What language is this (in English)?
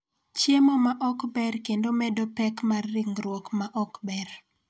Luo (Kenya and Tanzania)